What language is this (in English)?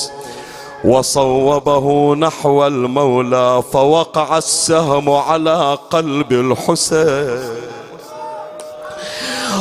Arabic